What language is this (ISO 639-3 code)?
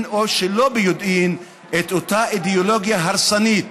heb